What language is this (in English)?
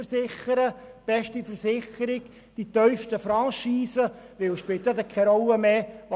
Swiss German